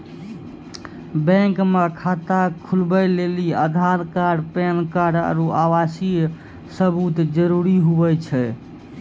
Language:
Maithili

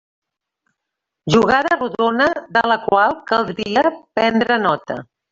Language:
Catalan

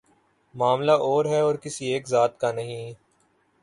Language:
Urdu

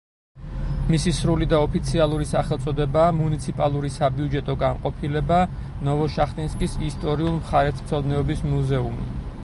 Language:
Georgian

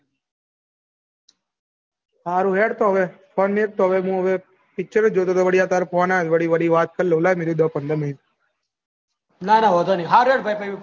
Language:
Gujarati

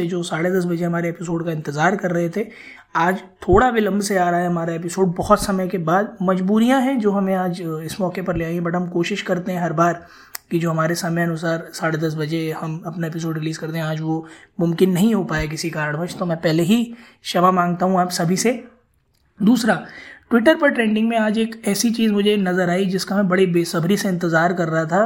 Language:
Hindi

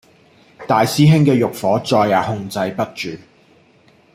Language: Cantonese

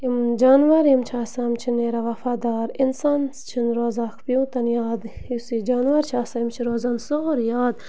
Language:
Kashmiri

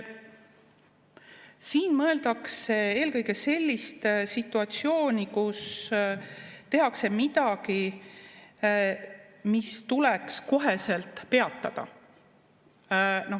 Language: Estonian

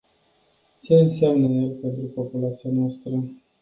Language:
Romanian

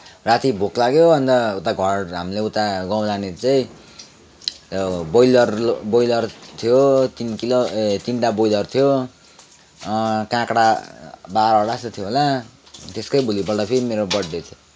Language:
Nepali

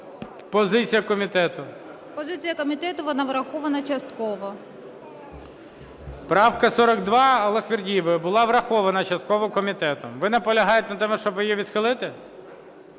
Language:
Ukrainian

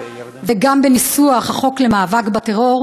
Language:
Hebrew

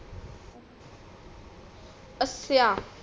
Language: Punjabi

